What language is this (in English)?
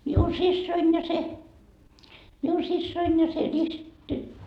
Finnish